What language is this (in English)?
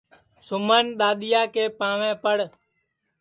Sansi